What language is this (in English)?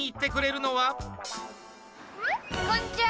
Japanese